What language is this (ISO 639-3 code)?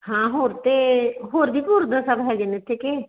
pan